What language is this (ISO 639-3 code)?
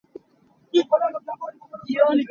cnh